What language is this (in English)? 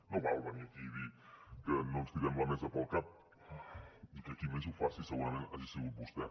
Catalan